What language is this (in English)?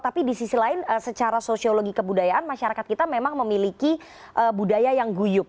Indonesian